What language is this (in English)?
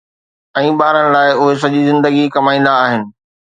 Sindhi